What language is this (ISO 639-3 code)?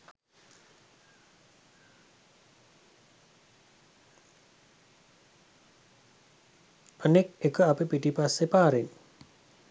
sin